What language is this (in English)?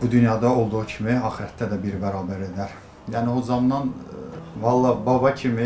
Turkish